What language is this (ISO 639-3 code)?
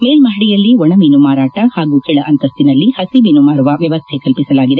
kan